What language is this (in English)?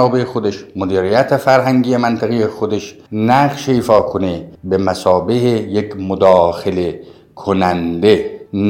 Persian